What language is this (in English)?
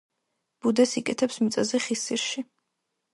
Georgian